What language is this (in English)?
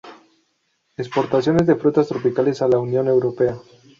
Spanish